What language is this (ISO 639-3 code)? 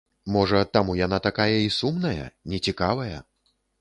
bel